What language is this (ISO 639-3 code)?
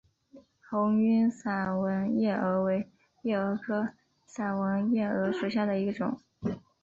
zho